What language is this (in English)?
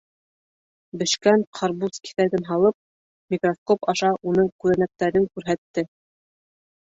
Bashkir